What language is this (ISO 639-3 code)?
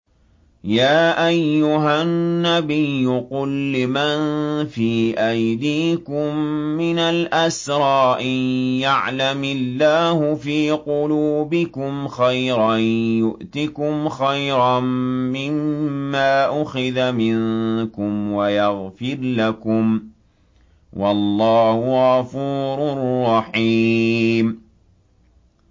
ara